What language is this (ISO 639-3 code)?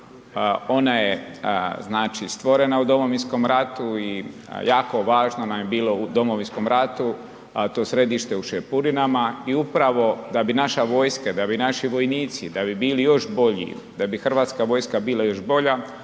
hrv